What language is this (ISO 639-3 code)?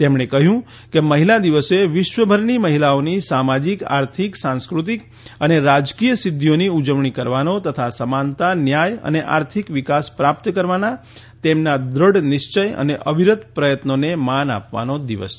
guj